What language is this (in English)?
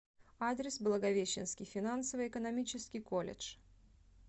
Russian